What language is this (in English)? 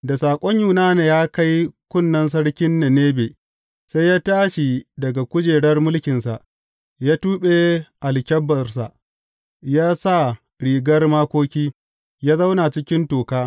Hausa